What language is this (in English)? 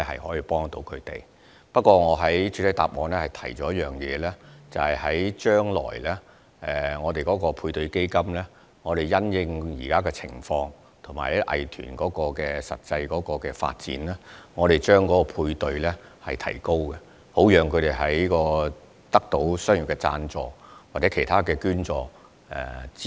Cantonese